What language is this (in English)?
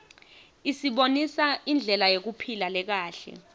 Swati